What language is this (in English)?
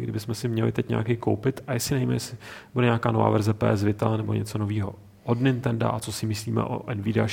Czech